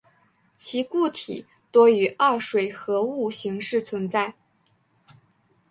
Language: Chinese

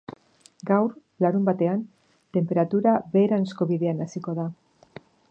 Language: Basque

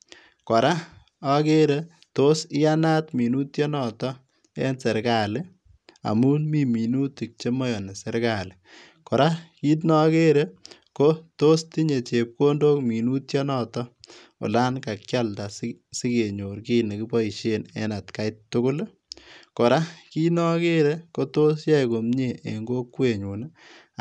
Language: Kalenjin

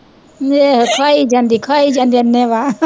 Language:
Punjabi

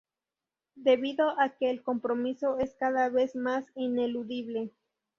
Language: Spanish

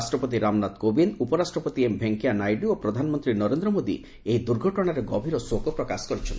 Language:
Odia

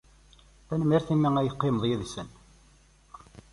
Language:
Kabyle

